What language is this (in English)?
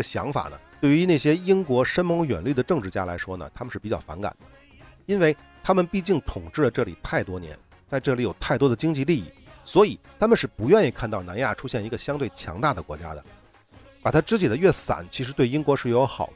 Chinese